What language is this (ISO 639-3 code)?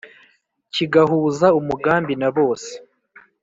kin